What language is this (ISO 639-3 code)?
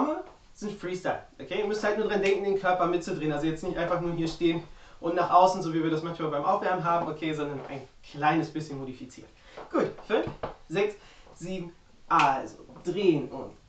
deu